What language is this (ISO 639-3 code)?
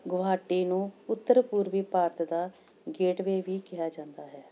pan